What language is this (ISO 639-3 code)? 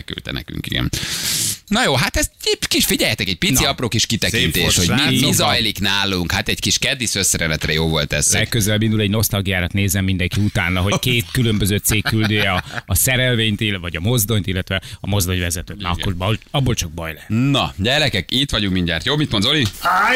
hun